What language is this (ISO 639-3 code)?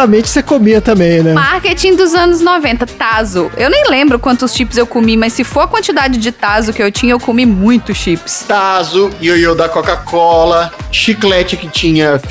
por